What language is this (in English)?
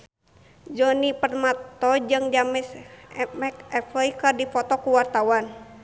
Sundanese